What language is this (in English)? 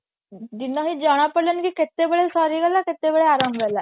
Odia